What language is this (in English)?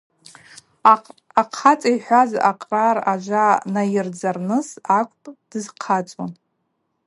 Abaza